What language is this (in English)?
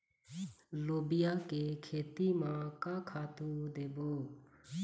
Chhattisgarhi